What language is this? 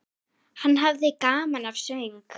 Icelandic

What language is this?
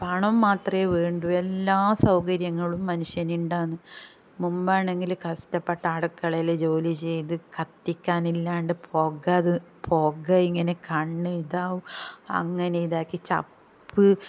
Malayalam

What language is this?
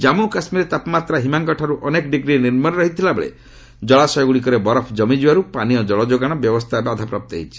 Odia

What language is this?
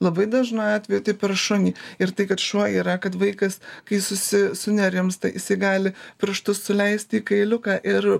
Lithuanian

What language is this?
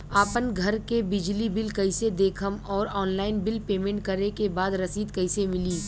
Bhojpuri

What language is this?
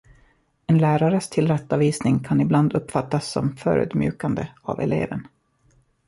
Swedish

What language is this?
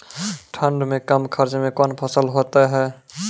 Maithili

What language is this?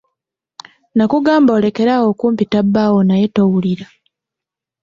Ganda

